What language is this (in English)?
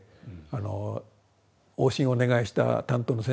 Japanese